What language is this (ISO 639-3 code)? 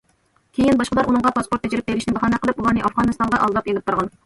uig